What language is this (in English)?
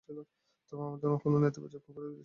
Bangla